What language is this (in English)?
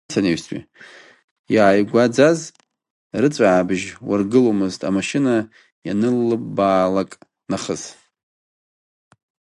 Abkhazian